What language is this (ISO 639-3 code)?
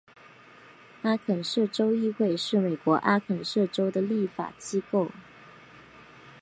zho